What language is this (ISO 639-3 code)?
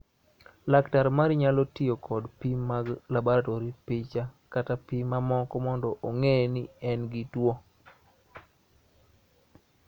luo